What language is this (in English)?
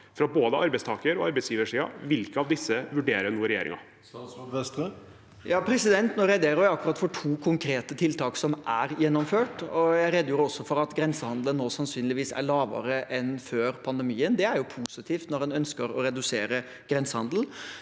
Norwegian